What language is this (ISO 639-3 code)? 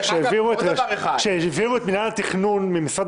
heb